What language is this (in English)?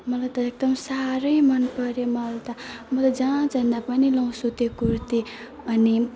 Nepali